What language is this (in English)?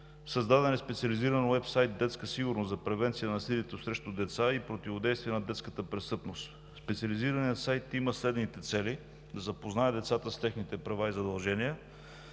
Bulgarian